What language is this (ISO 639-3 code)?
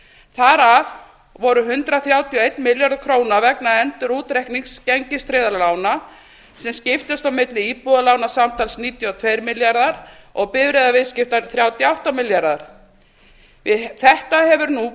isl